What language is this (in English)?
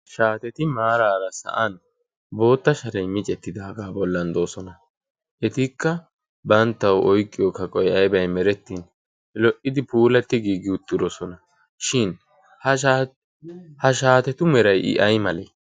Wolaytta